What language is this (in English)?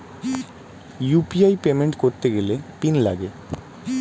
Bangla